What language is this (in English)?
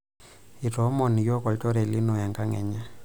Masai